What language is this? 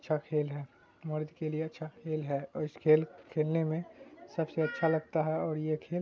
Urdu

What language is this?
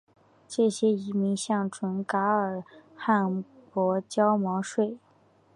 Chinese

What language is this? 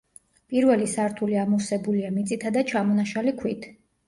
Georgian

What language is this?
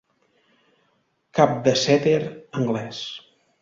Catalan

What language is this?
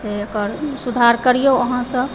Maithili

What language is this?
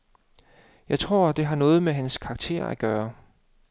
Danish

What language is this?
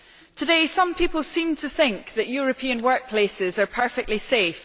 English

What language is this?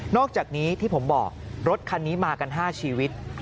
Thai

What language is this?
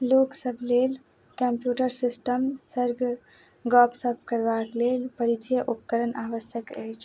Maithili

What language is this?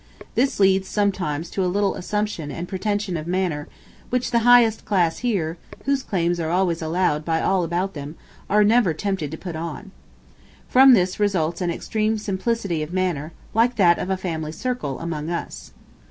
English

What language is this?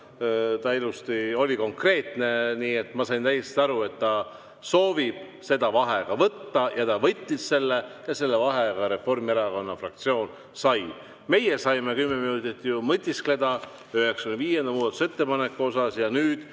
Estonian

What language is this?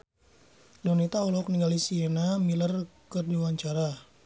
Sundanese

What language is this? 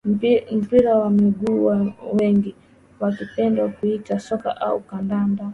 Swahili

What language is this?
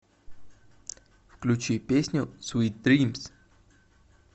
Russian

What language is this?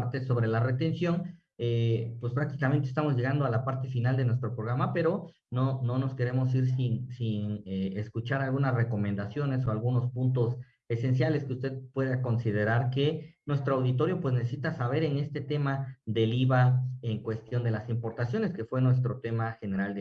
Spanish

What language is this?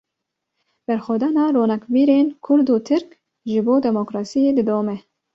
Kurdish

